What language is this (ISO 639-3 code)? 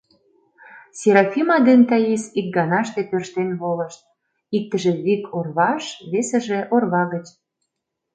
chm